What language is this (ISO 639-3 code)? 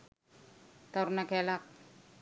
sin